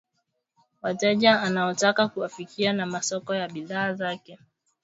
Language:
Swahili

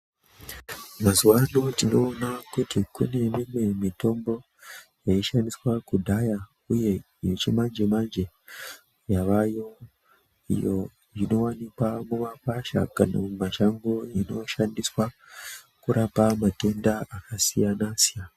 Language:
Ndau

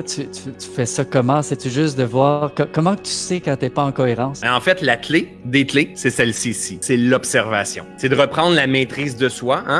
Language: French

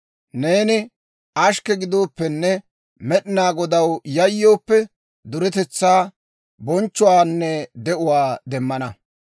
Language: Dawro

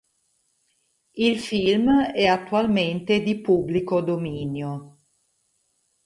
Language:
Italian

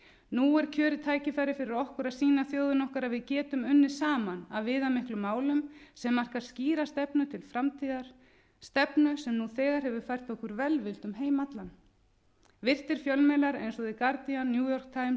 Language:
Icelandic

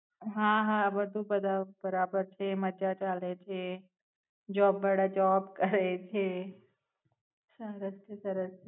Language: Gujarati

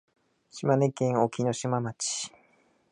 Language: Japanese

